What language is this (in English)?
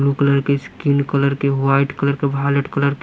Hindi